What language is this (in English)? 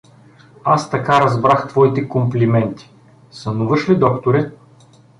Bulgarian